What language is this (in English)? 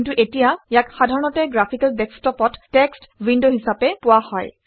Assamese